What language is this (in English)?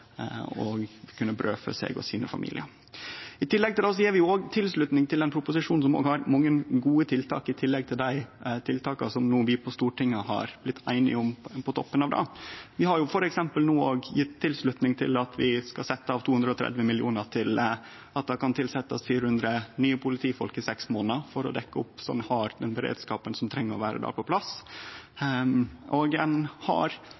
Norwegian Nynorsk